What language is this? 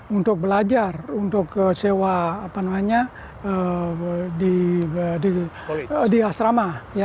Indonesian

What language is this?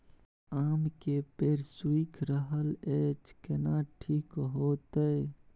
Maithili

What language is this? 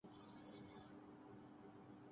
Urdu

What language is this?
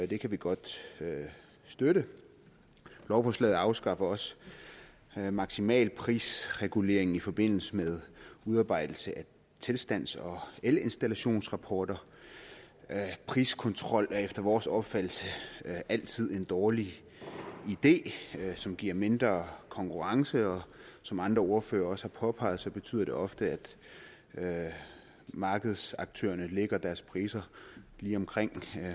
Danish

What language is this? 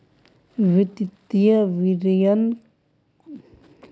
Magahi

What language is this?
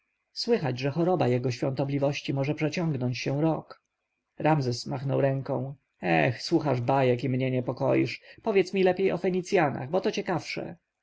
Polish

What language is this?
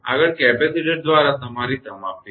Gujarati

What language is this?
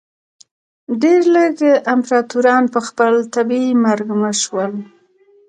Pashto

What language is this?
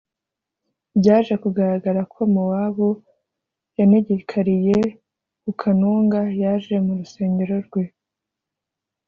Kinyarwanda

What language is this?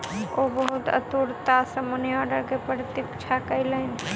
Maithili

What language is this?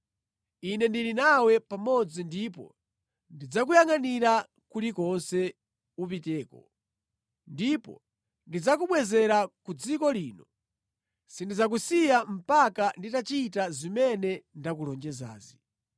Nyanja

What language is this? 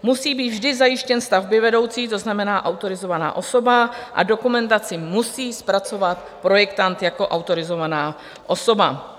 Czech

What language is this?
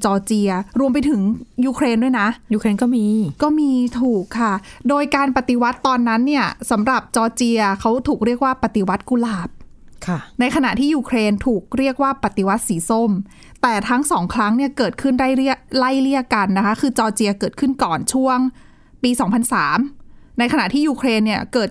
Thai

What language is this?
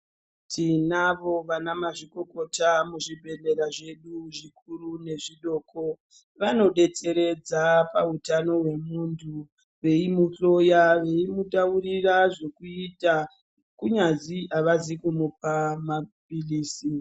Ndau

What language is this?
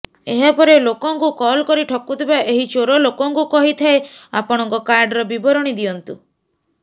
Odia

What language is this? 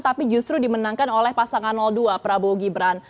Indonesian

